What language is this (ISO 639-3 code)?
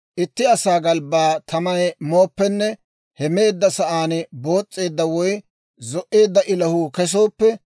dwr